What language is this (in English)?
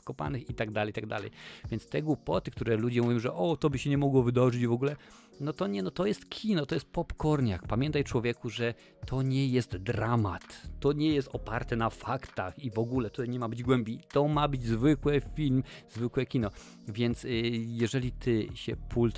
Polish